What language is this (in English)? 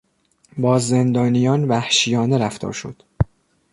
Persian